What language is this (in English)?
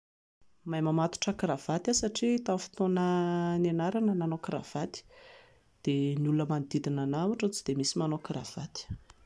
Malagasy